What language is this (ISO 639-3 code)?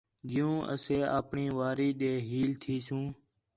xhe